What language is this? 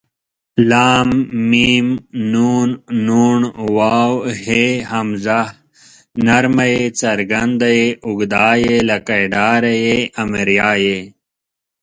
Pashto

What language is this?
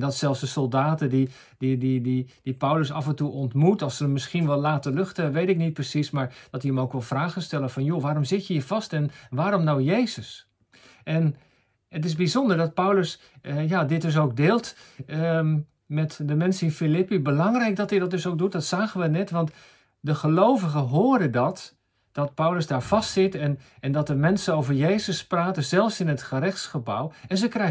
Dutch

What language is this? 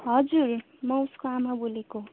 Nepali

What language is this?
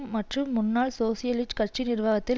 Tamil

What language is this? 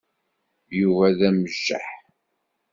Kabyle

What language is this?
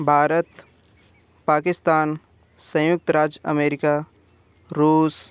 Hindi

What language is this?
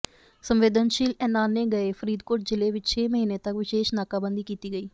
Punjabi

